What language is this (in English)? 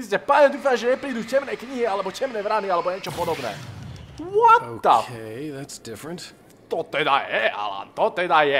Slovak